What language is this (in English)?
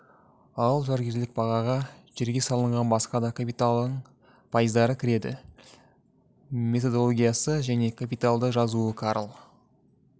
Kazakh